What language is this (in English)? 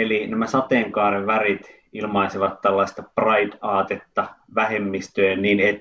Finnish